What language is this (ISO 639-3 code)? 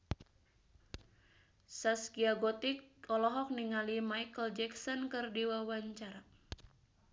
sun